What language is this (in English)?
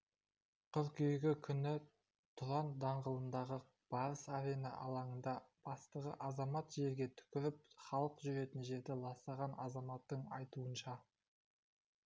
Kazakh